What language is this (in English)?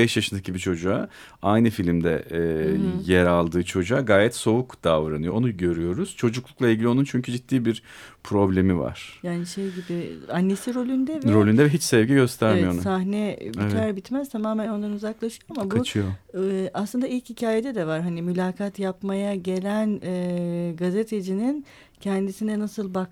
Turkish